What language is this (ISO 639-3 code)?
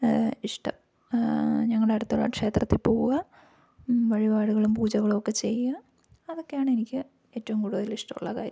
mal